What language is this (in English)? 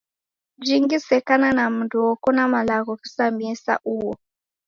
Taita